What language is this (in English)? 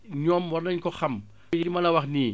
Wolof